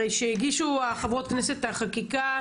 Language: Hebrew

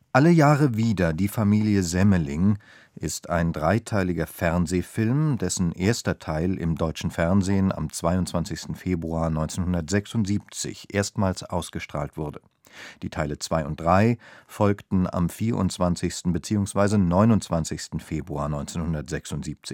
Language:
German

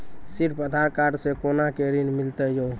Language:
Maithili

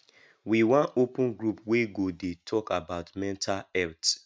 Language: Nigerian Pidgin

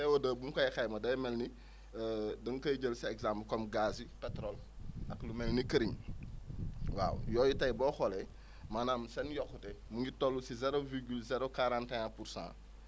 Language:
Wolof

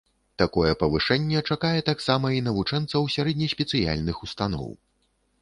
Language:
Belarusian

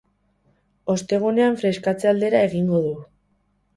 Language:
Basque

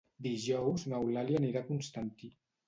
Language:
Catalan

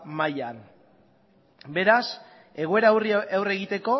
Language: Basque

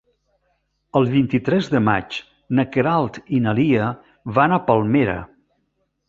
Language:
Catalan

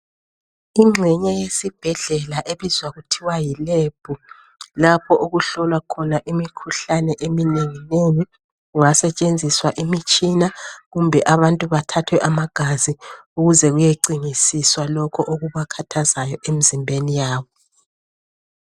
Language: North Ndebele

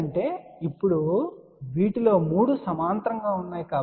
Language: Telugu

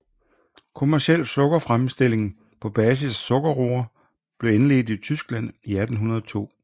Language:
Danish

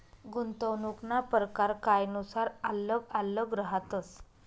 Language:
Marathi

